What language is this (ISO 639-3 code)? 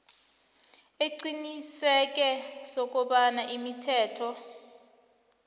nbl